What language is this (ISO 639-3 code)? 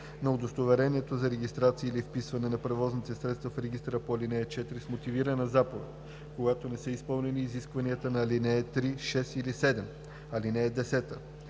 bul